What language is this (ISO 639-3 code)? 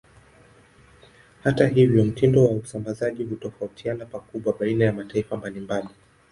swa